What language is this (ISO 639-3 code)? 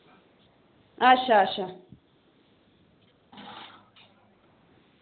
doi